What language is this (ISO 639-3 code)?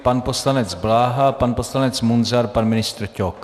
ces